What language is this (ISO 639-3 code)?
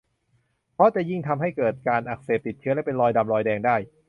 tha